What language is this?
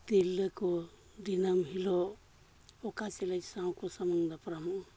Santali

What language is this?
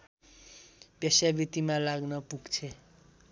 Nepali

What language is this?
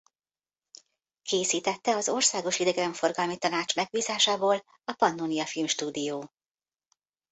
Hungarian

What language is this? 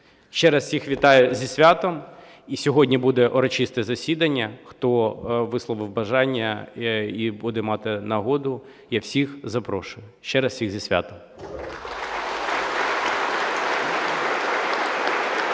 Ukrainian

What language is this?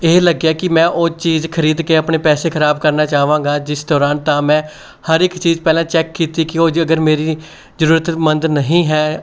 Punjabi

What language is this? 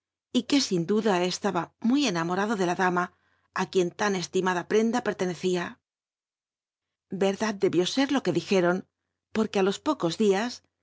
Spanish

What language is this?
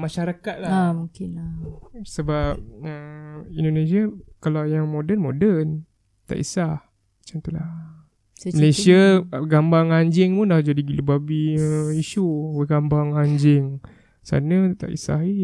Malay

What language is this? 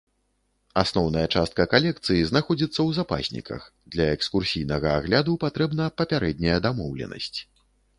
Belarusian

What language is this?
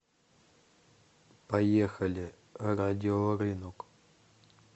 Russian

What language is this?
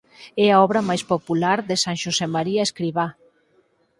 Galician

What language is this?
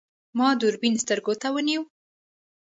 Pashto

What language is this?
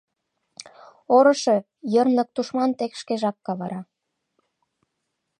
Mari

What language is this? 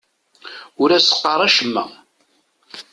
Kabyle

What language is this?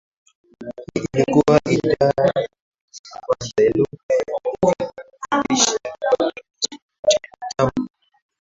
Swahili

